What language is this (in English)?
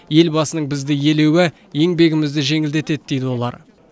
Kazakh